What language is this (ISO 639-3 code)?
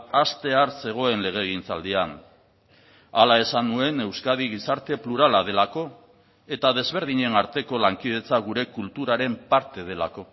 eus